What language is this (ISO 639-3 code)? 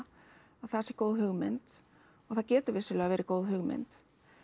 isl